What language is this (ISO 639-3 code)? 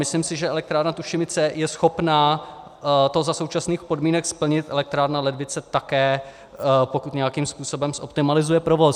ces